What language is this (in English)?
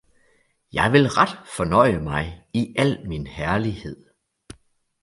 Danish